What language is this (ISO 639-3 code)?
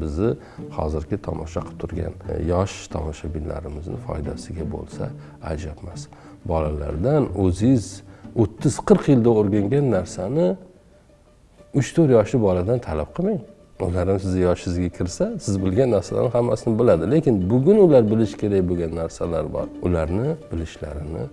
tur